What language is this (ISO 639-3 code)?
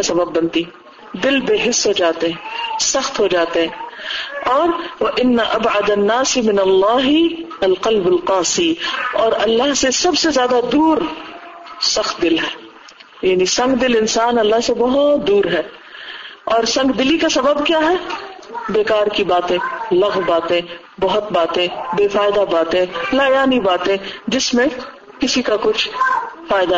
urd